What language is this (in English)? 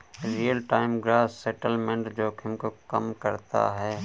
Hindi